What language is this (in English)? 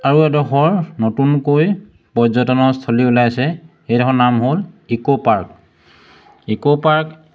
Assamese